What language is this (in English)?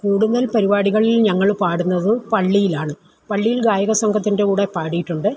Malayalam